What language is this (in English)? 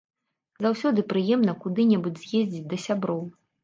Belarusian